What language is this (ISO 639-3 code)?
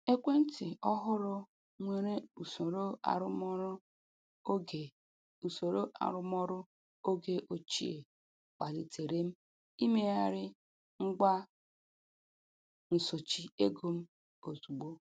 ibo